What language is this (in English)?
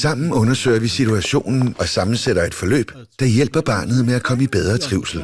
Danish